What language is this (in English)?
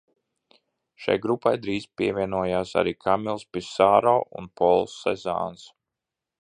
Latvian